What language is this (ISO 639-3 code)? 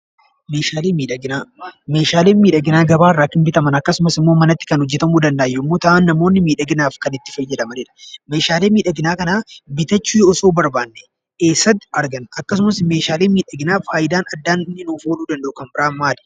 orm